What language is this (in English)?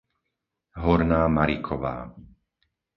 Slovak